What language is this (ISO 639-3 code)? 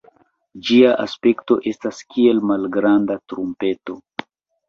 epo